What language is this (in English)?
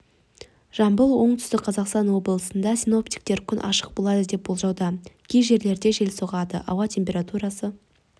Kazakh